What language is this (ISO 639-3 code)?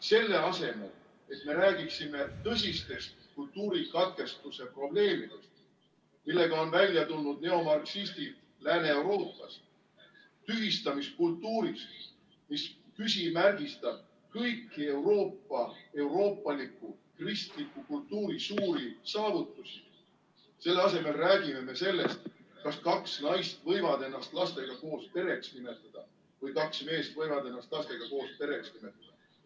est